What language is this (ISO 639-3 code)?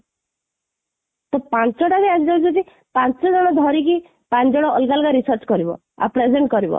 ori